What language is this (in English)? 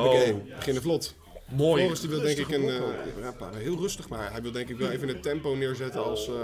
Dutch